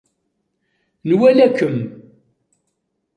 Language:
Kabyle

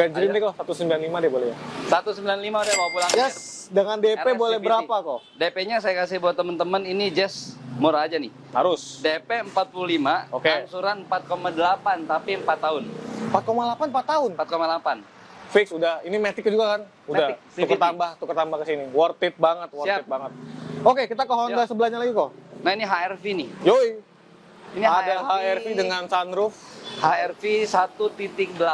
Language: Indonesian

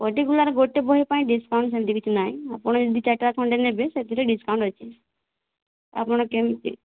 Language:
Odia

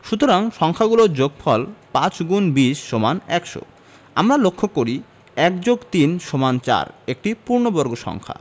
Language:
Bangla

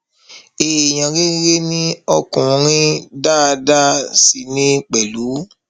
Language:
Yoruba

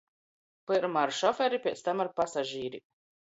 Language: Latgalian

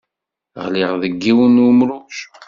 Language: Kabyle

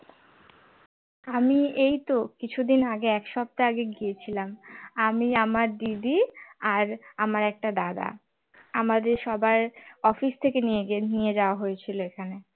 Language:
Bangla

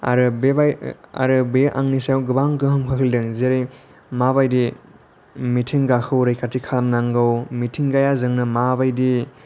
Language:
Bodo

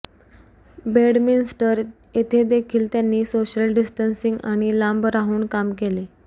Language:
Marathi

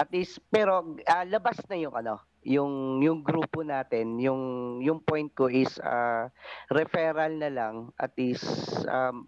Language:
Filipino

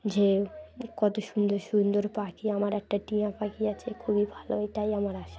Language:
Bangla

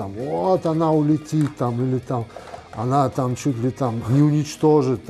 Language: Russian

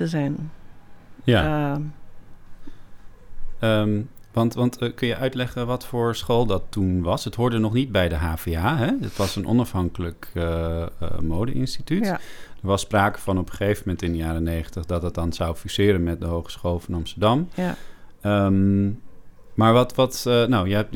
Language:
Dutch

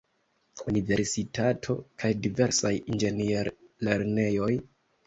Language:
Esperanto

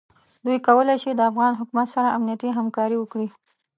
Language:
Pashto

